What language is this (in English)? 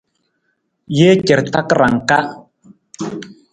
Nawdm